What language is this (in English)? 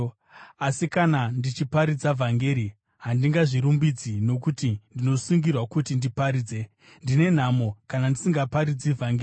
Shona